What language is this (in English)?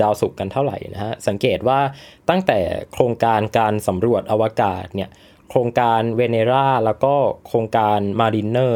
Thai